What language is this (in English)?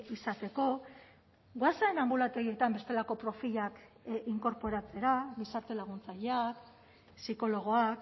Basque